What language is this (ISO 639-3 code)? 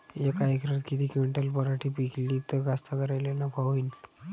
mar